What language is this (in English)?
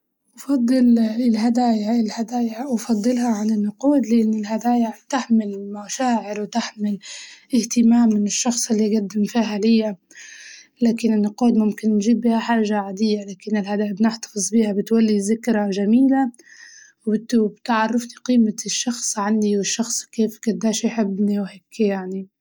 Libyan Arabic